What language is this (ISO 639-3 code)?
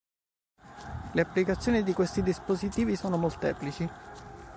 ita